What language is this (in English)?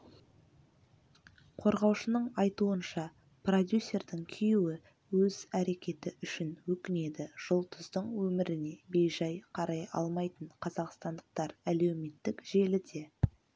Kazakh